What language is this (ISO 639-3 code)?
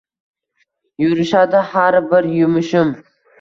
uzb